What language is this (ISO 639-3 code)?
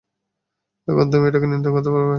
ben